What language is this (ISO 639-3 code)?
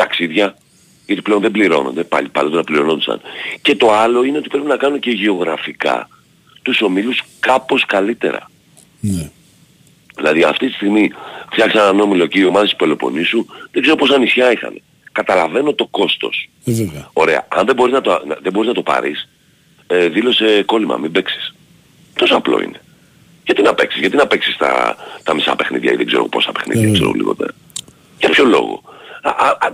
ell